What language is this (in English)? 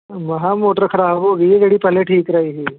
Punjabi